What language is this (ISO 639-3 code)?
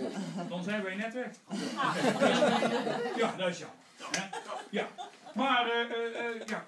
nld